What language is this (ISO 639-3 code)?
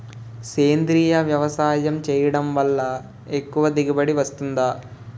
tel